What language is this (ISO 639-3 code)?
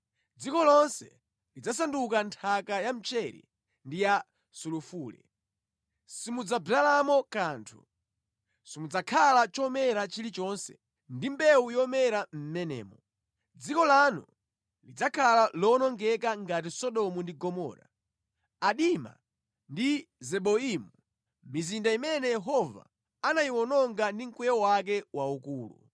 nya